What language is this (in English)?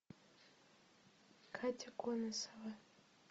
Russian